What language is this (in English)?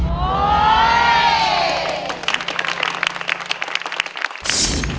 Thai